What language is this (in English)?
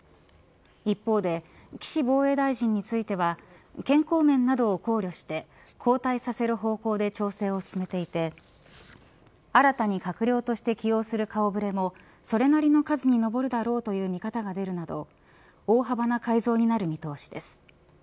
Japanese